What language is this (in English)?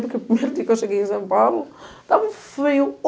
Portuguese